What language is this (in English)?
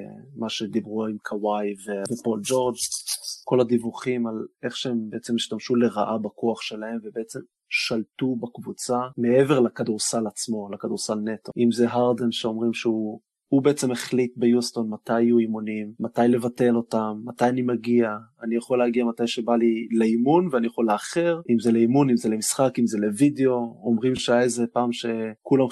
Hebrew